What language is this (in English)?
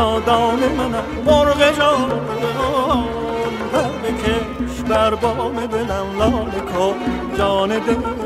Persian